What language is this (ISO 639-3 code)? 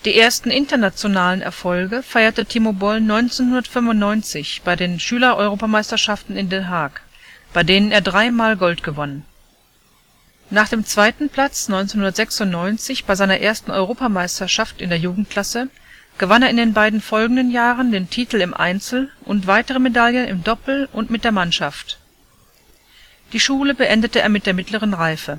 deu